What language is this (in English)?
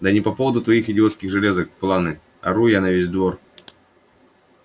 Russian